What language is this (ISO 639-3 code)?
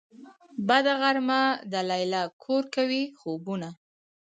pus